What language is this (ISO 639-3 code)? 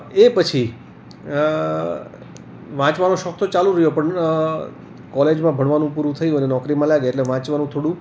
guj